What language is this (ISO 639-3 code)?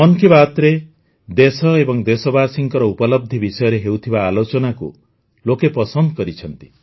ori